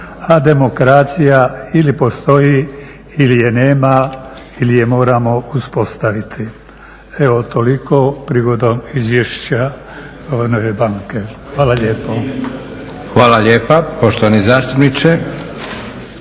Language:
Croatian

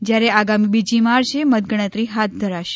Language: Gujarati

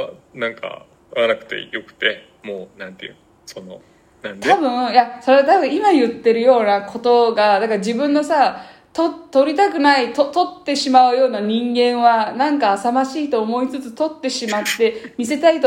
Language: Japanese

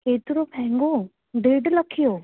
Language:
Sindhi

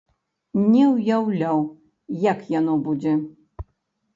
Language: Belarusian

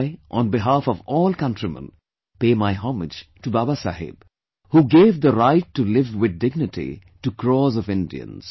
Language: English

